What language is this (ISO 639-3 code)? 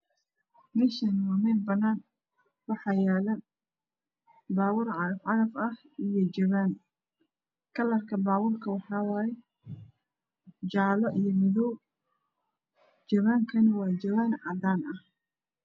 som